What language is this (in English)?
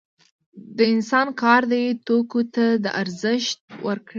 Pashto